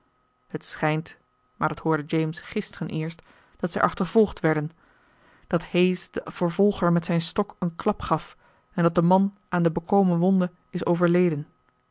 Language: Dutch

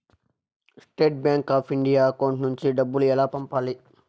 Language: Telugu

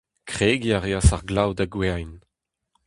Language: Breton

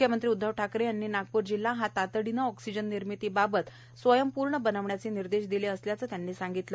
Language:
Marathi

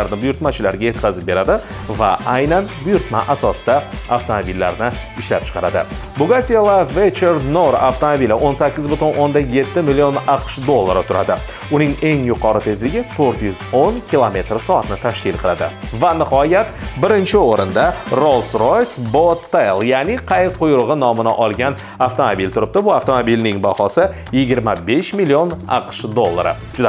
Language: Turkish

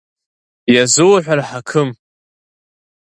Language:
Abkhazian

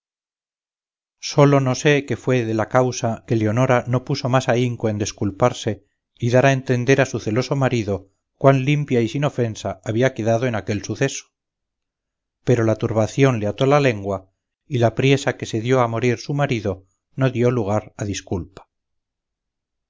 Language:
Spanish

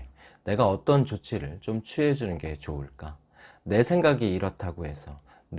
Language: Korean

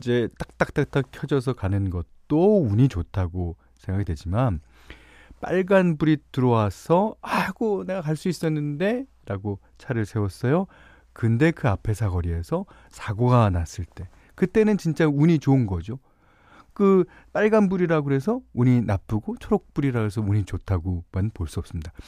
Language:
Korean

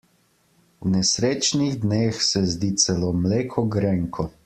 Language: Slovenian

